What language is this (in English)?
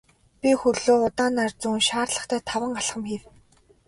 Mongolian